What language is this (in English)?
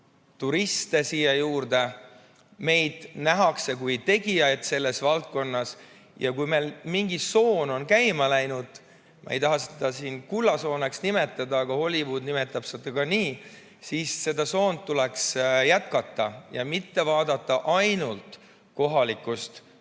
Estonian